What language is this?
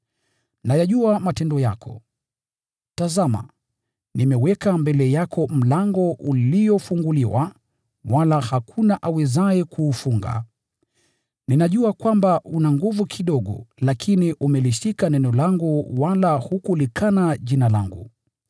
Swahili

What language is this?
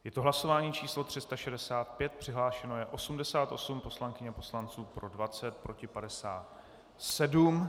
Czech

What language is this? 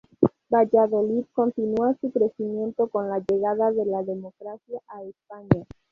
Spanish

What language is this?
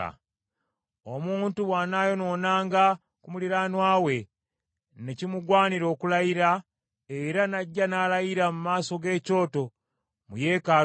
Ganda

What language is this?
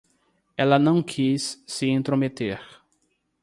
Portuguese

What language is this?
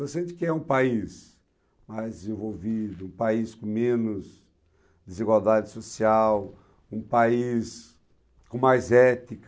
Portuguese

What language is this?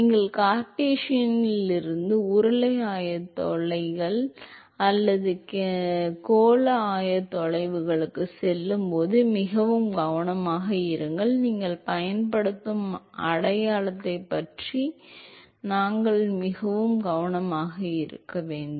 Tamil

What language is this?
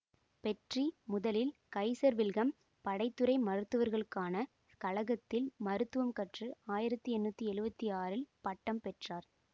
Tamil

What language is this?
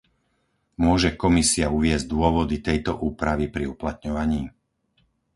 Slovak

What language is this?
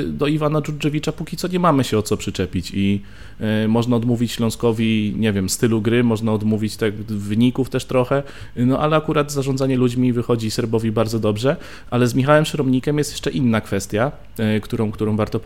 Polish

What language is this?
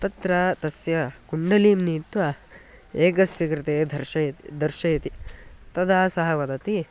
Sanskrit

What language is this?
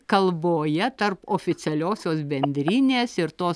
Lithuanian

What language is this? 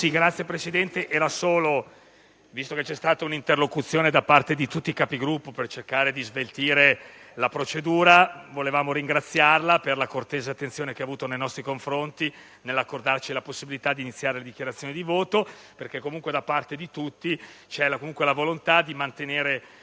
Italian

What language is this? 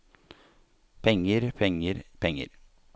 Norwegian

